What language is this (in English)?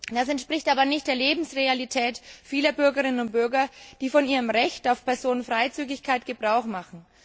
German